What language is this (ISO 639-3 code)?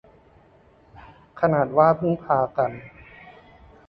tha